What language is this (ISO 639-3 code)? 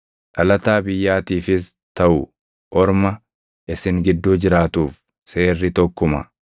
orm